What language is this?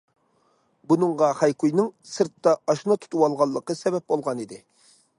Uyghur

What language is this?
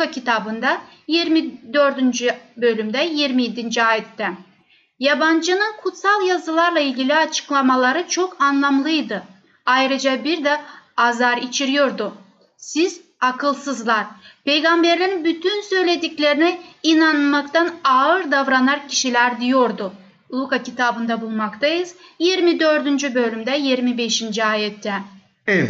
Turkish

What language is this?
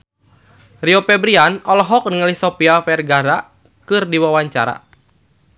Sundanese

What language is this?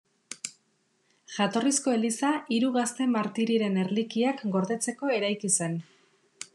Basque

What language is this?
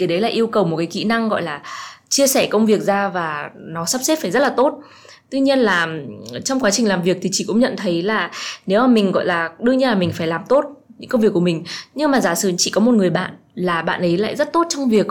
Vietnamese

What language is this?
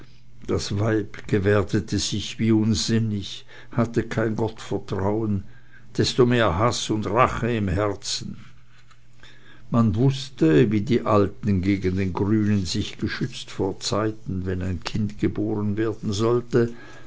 German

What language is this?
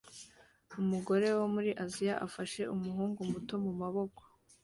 Kinyarwanda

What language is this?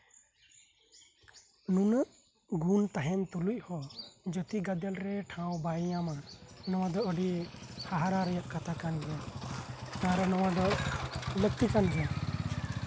Santali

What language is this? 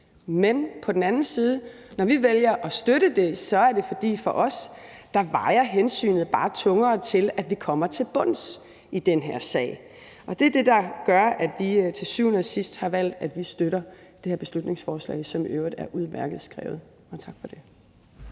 Danish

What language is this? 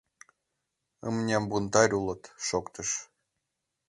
Mari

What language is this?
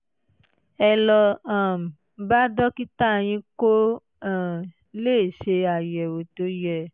Yoruba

